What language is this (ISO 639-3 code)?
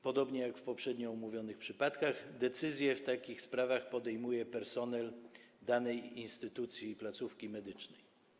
pol